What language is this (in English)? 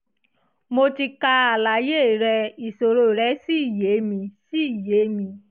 Yoruba